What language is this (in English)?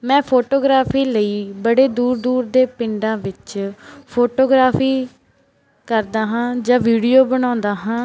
Punjabi